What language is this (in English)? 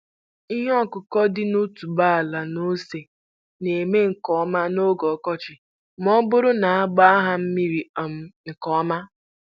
Igbo